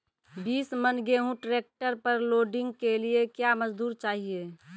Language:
Maithili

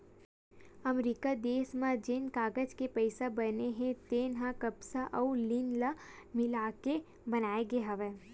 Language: Chhattisgarhi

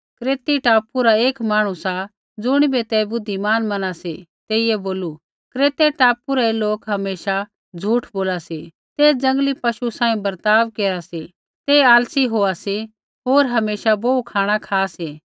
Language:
Kullu Pahari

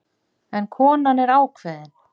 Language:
Icelandic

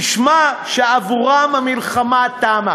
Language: Hebrew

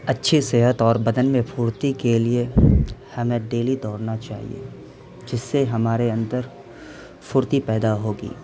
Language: Urdu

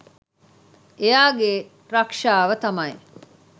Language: Sinhala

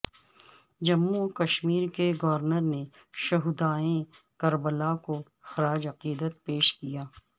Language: Urdu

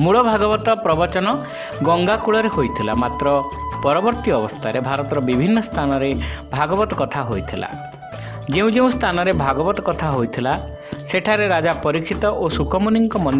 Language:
Indonesian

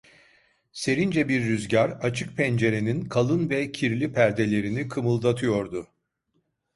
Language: Turkish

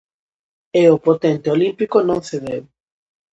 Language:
Galician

